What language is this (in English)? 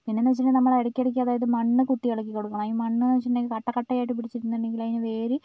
Malayalam